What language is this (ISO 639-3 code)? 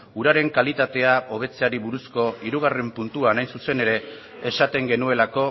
eus